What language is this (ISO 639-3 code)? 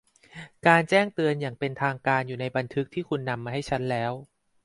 tha